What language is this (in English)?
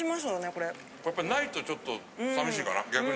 Japanese